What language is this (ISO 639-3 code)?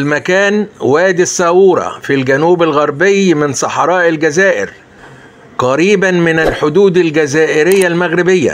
ara